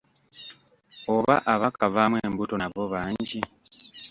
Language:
Ganda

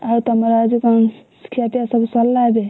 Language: Odia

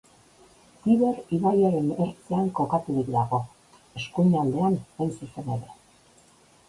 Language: Basque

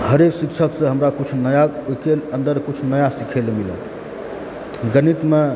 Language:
Maithili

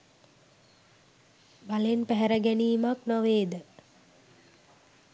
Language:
Sinhala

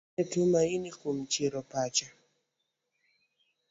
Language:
Luo (Kenya and Tanzania)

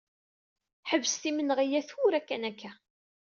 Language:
Kabyle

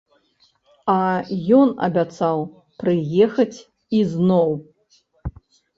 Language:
Belarusian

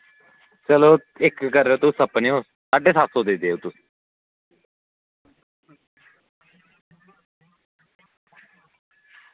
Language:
Dogri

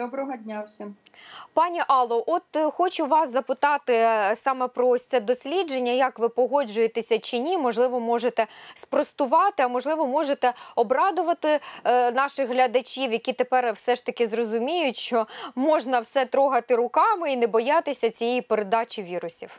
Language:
Ukrainian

